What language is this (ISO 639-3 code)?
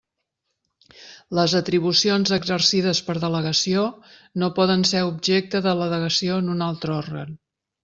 cat